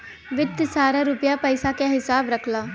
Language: Bhojpuri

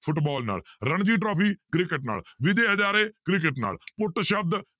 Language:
Punjabi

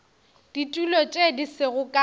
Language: Northern Sotho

